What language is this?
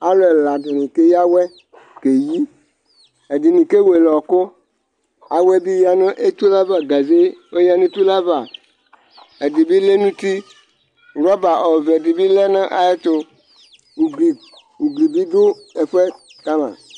Ikposo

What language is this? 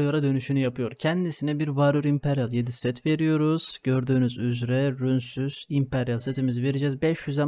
Turkish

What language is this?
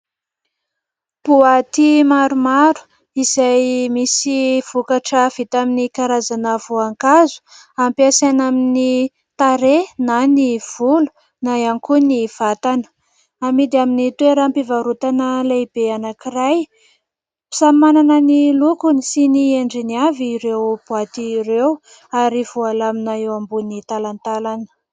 Malagasy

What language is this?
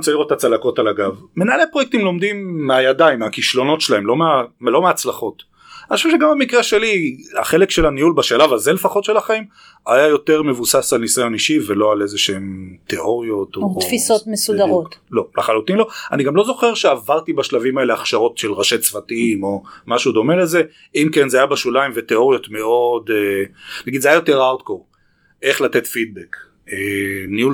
Hebrew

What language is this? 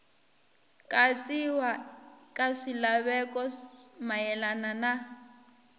Tsonga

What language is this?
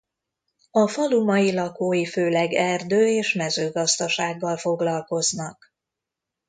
Hungarian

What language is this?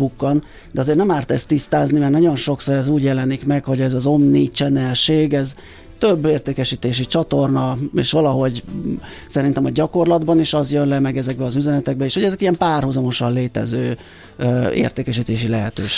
Hungarian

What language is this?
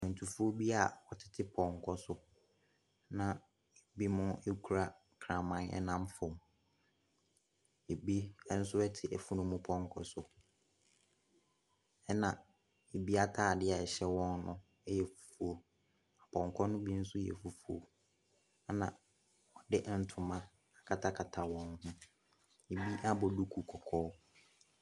Akan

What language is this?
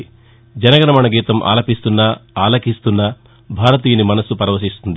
Telugu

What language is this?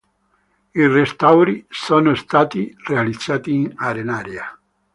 Italian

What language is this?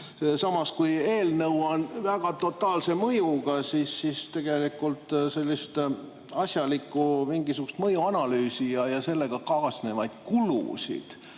Estonian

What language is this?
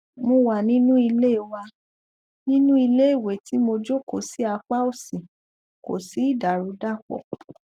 Yoruba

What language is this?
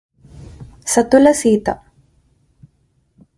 Telugu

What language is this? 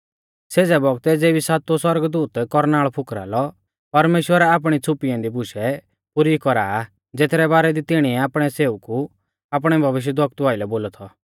Mahasu Pahari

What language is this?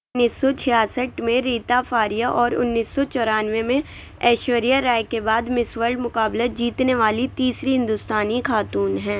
Urdu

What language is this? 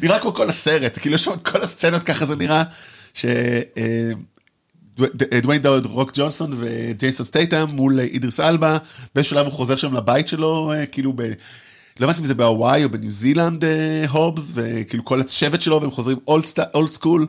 Hebrew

